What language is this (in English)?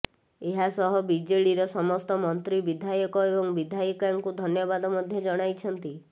Odia